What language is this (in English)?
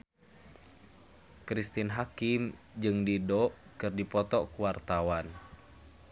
Sundanese